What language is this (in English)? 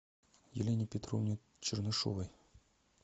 Russian